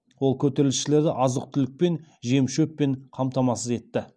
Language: Kazakh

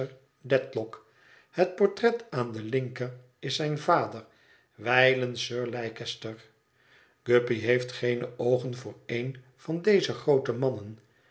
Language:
Dutch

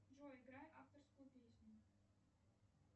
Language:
Russian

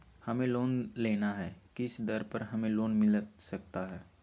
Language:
Magahi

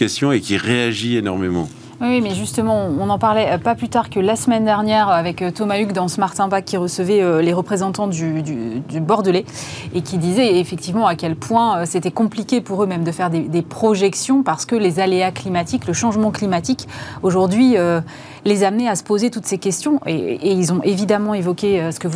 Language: French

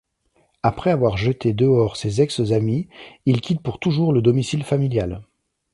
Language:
French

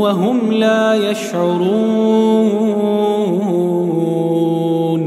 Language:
Arabic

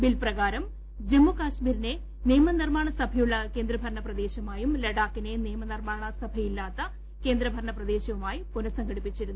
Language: Malayalam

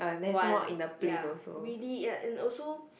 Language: English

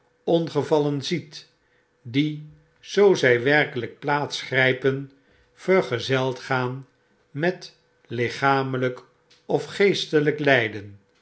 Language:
Dutch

